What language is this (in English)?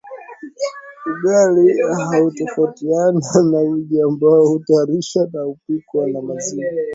Swahili